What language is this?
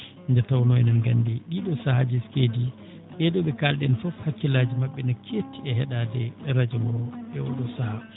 Fula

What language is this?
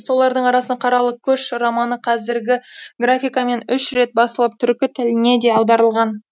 Kazakh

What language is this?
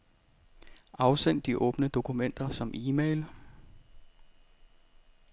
Danish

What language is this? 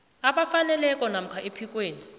South Ndebele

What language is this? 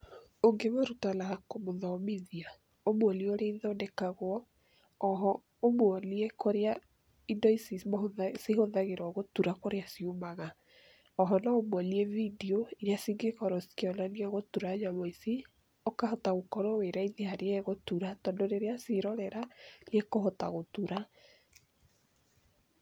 Kikuyu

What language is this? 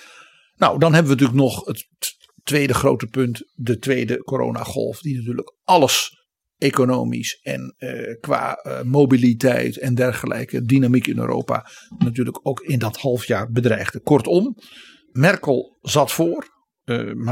Dutch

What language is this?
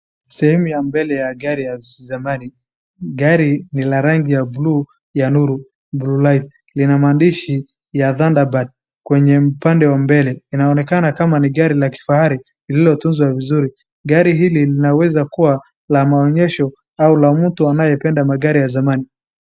Swahili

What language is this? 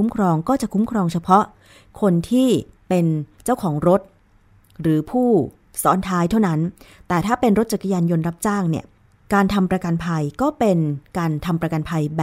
Thai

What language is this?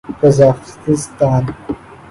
Urdu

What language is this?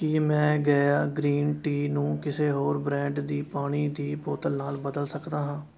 Punjabi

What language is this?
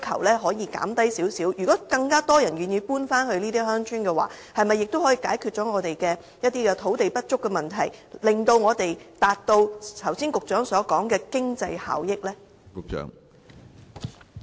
Cantonese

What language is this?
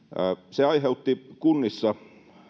Finnish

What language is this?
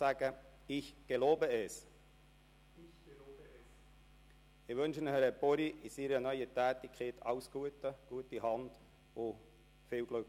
Swiss German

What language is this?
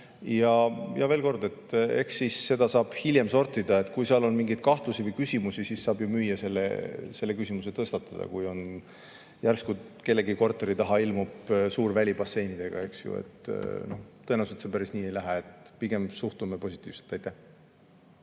Estonian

